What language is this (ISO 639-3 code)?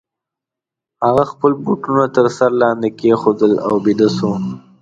pus